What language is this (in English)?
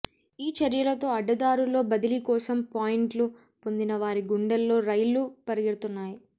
Telugu